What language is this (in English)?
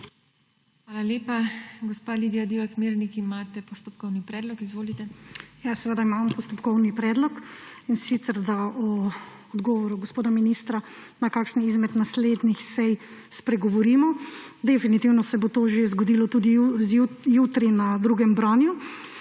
Slovenian